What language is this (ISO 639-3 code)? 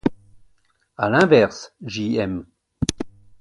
fra